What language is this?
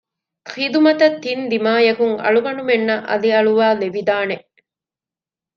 Divehi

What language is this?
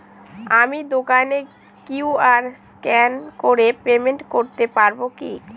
Bangla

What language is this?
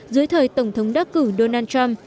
Vietnamese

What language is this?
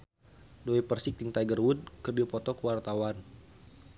Sundanese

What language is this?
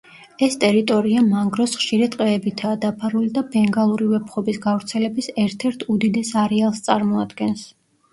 Georgian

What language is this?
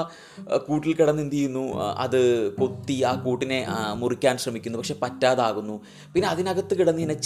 Malayalam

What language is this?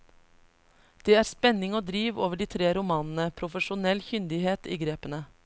Norwegian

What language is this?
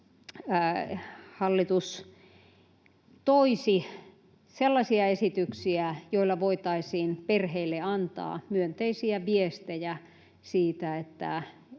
Finnish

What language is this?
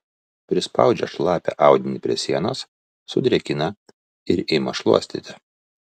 Lithuanian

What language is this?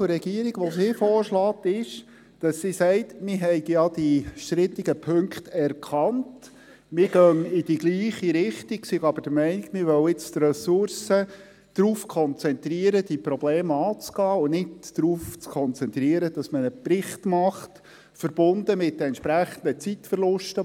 Swiss German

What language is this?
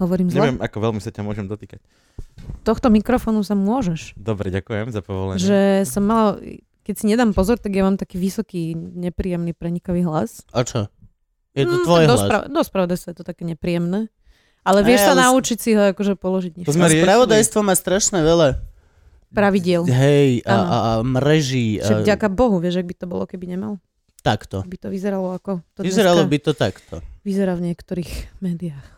Slovak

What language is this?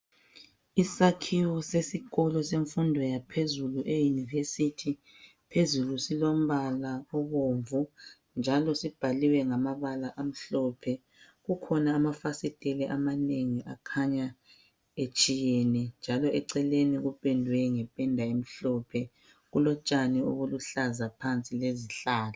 North Ndebele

